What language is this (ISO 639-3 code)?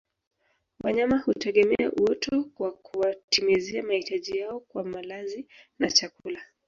swa